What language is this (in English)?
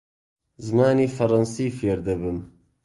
Central Kurdish